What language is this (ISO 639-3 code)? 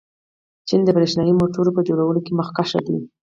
pus